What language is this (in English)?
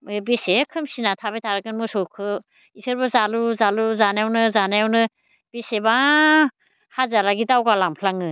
Bodo